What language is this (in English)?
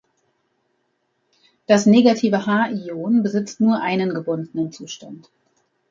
German